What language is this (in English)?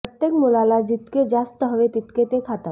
Marathi